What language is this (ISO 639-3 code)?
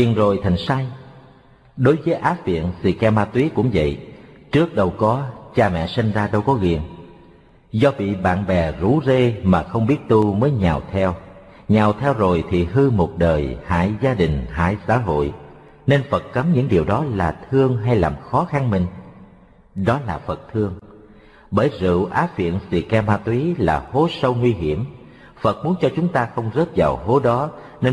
vie